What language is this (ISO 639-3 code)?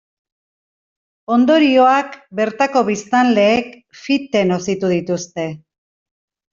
eus